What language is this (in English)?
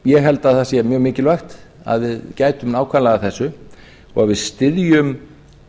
Icelandic